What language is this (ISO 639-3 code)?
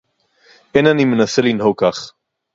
heb